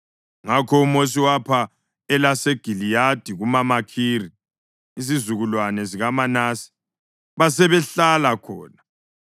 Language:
North Ndebele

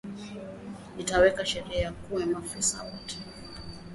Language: Swahili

